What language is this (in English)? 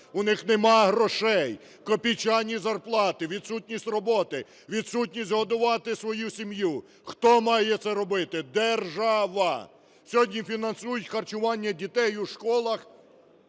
Ukrainian